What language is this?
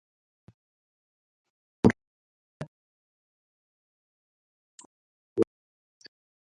Ayacucho Quechua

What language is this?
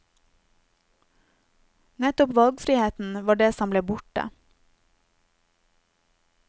Norwegian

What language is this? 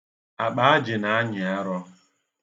Igbo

